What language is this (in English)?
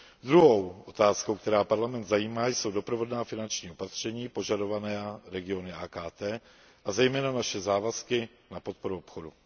Czech